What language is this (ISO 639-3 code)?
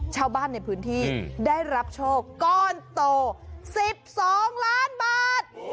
tha